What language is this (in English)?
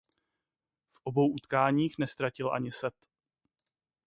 Czech